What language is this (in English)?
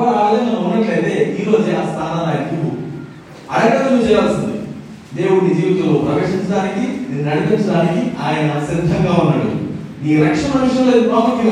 Telugu